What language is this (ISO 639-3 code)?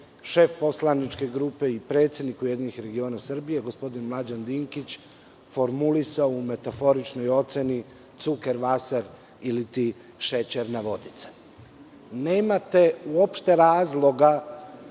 srp